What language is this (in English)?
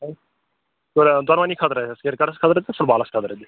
Kashmiri